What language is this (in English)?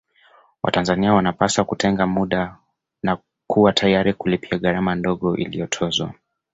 Swahili